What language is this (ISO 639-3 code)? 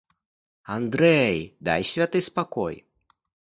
bel